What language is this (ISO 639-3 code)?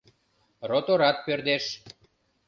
chm